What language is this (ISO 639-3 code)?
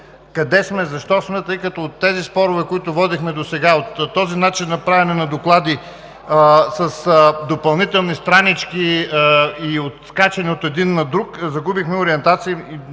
bul